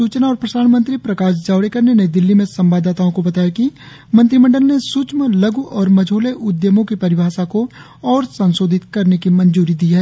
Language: Hindi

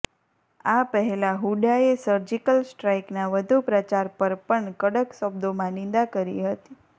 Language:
Gujarati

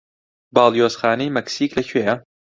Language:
Central Kurdish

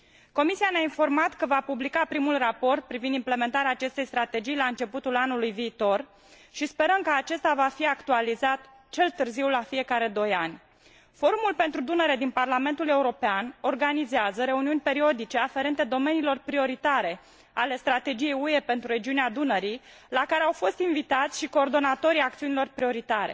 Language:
Romanian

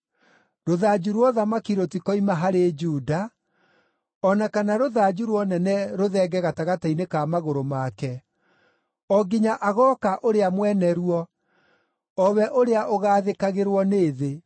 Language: Kikuyu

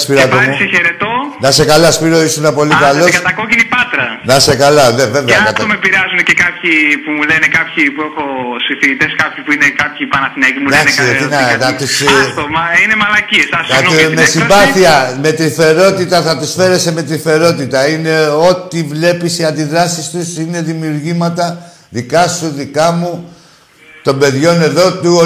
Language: Greek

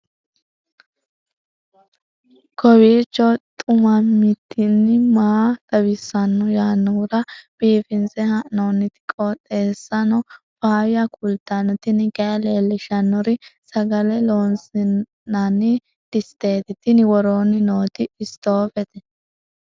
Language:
Sidamo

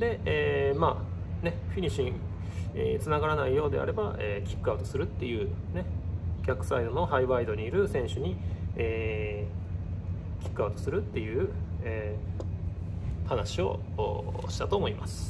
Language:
Japanese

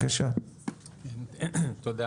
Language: Hebrew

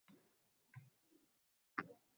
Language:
Uzbek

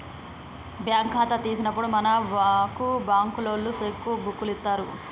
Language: Telugu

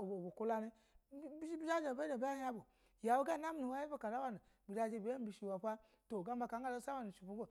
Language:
Basa (Nigeria)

